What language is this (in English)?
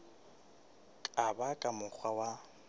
Southern Sotho